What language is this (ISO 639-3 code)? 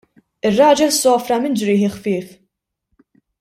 mlt